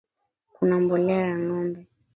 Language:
Swahili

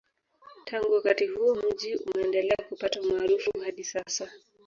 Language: Swahili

